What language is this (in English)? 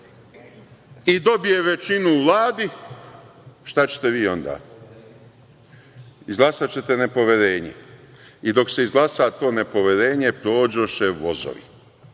Serbian